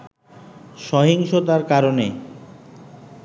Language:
Bangla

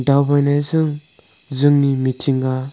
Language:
Bodo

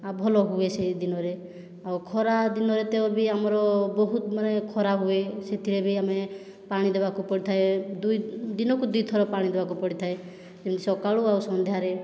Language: Odia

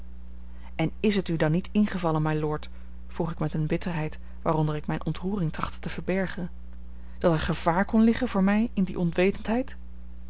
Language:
Dutch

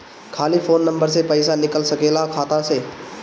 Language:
Bhojpuri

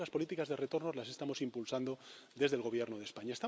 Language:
Spanish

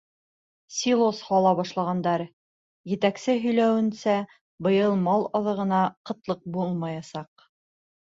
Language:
Bashkir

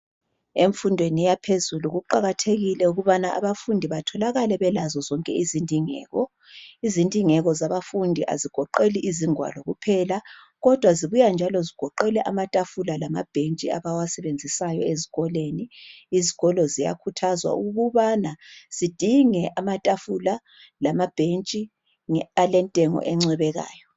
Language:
North Ndebele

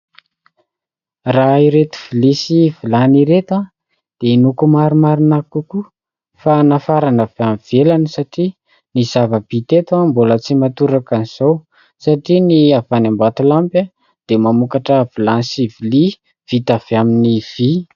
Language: Malagasy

